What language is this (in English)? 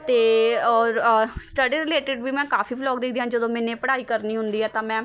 Punjabi